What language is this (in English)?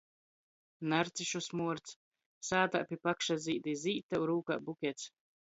Latgalian